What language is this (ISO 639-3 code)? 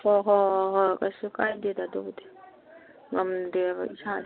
mni